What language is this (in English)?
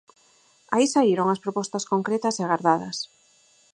Galician